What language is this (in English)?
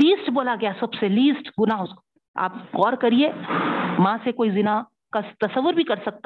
Urdu